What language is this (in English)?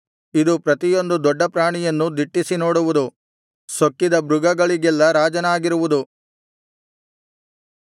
Kannada